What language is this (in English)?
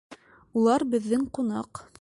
Bashkir